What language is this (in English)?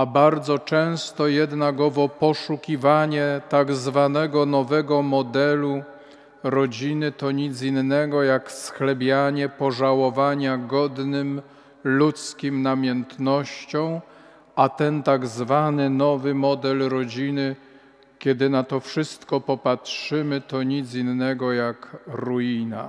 Polish